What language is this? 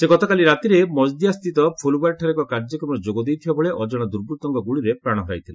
Odia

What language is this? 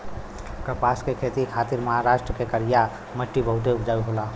Bhojpuri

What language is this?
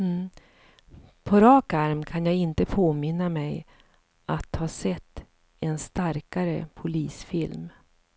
Swedish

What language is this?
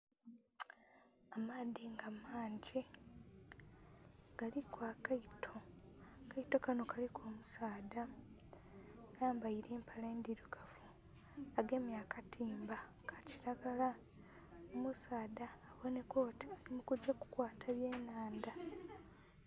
Soga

